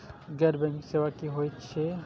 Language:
Maithili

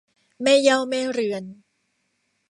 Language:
Thai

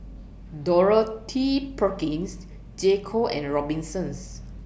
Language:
English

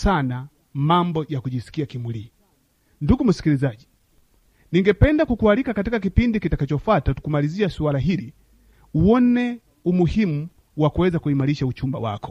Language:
Swahili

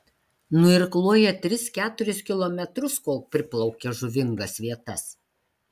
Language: Lithuanian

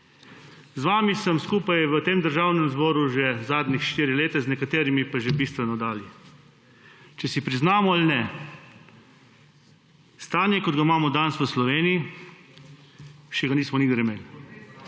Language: Slovenian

